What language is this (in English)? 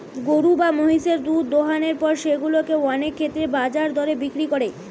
Bangla